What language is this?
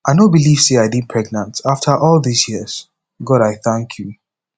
Nigerian Pidgin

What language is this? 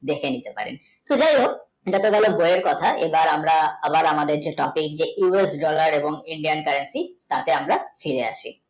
Bangla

